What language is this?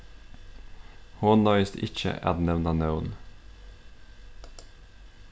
Faroese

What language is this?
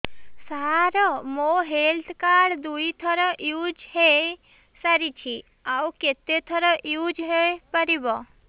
Odia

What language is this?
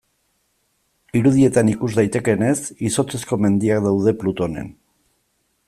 Basque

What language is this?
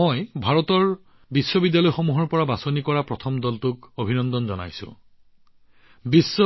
Assamese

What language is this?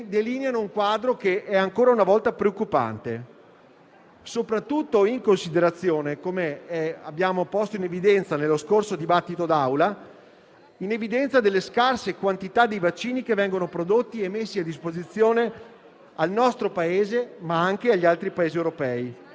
Italian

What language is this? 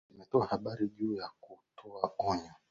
Swahili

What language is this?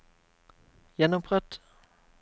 Norwegian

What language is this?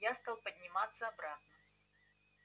Russian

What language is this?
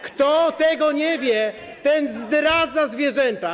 Polish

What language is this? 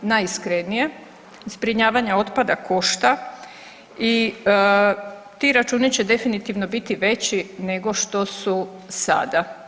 Croatian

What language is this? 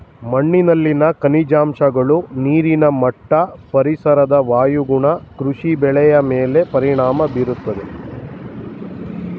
Kannada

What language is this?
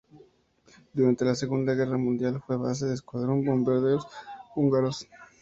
Spanish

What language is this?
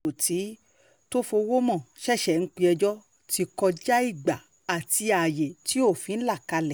Yoruba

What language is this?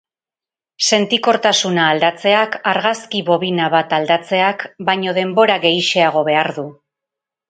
Basque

